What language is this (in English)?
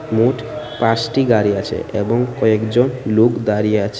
Bangla